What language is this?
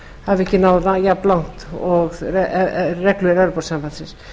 Icelandic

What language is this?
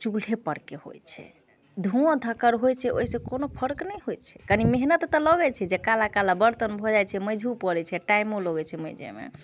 Maithili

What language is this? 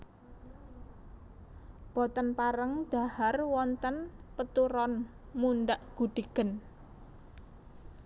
Javanese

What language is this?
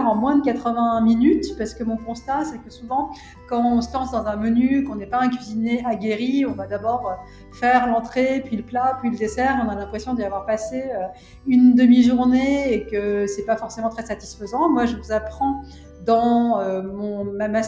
French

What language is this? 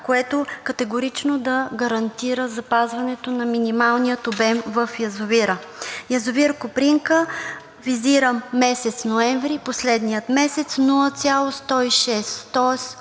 Bulgarian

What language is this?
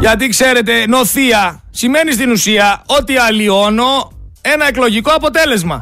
Greek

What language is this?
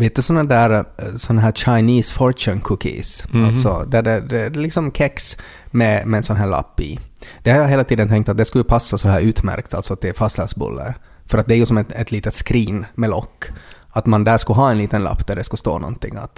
Swedish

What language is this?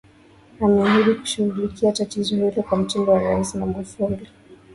Swahili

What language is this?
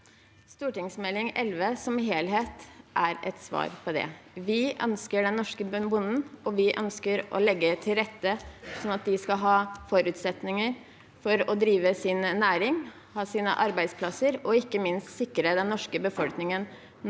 Norwegian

